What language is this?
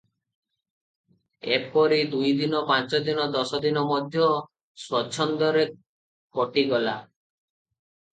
Odia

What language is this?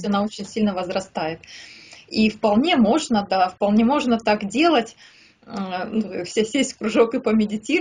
Russian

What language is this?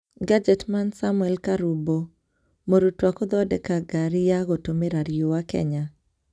Kikuyu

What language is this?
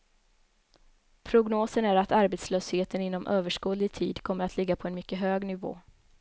Swedish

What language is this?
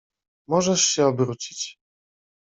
Polish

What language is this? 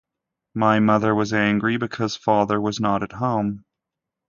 English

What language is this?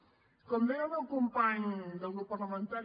Catalan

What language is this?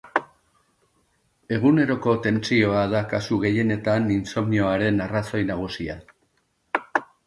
Basque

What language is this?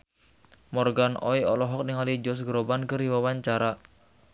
Sundanese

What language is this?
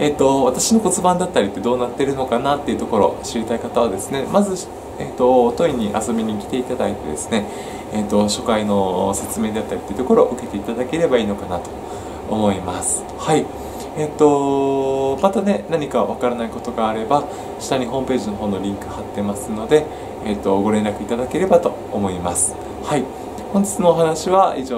Japanese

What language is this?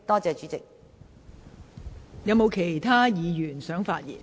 Cantonese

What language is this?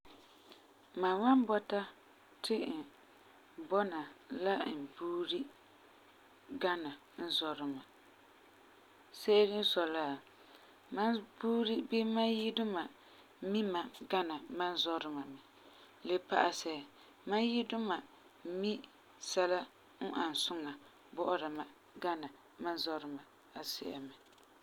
Frafra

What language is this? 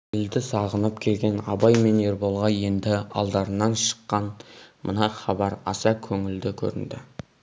Kazakh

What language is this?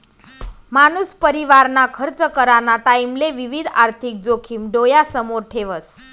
Marathi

